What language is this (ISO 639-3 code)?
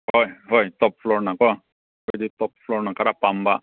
mni